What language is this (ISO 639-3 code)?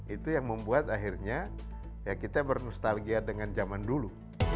ind